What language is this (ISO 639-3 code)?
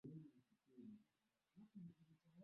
swa